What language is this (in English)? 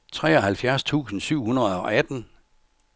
Danish